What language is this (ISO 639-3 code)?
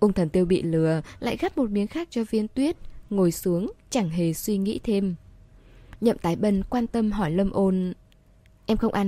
vie